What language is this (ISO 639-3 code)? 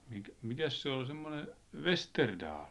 fin